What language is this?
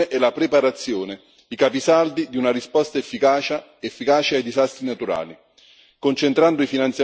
Italian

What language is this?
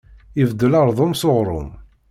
Kabyle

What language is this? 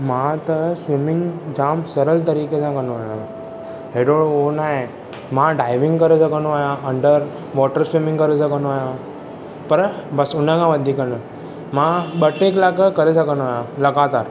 Sindhi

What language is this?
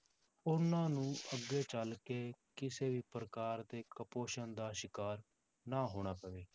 Punjabi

